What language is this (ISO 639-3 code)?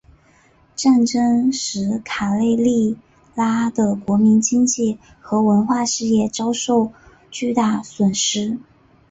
zho